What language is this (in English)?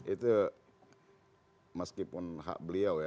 Indonesian